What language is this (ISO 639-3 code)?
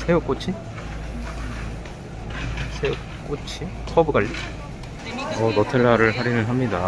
kor